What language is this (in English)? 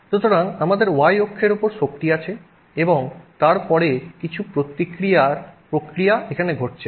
Bangla